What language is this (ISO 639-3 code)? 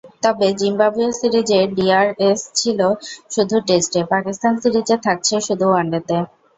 ben